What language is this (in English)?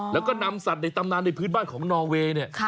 Thai